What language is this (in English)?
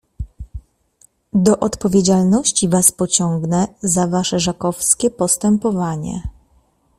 Polish